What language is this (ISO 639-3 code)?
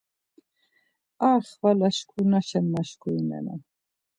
lzz